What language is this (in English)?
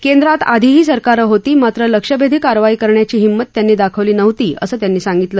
Marathi